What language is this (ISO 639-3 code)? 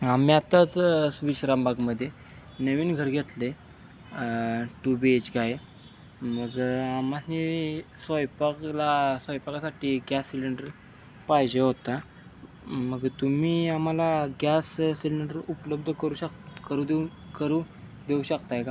mar